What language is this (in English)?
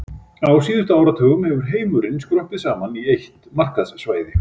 Icelandic